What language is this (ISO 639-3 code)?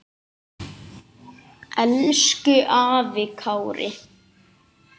isl